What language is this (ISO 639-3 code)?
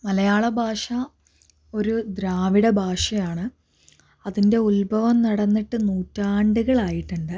mal